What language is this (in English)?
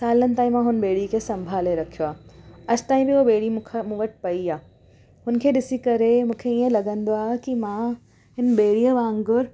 Sindhi